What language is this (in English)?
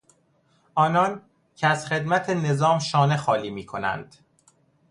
Persian